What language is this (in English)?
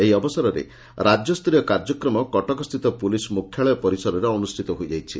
Odia